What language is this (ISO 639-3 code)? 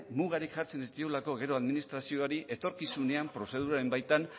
eus